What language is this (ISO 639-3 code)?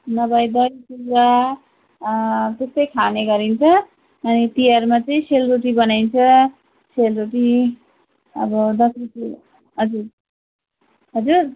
nep